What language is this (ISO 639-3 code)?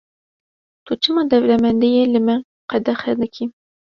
kur